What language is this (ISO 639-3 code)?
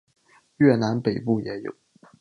zho